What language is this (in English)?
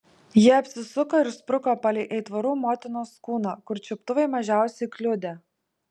Lithuanian